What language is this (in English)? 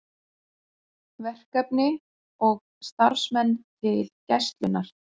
Icelandic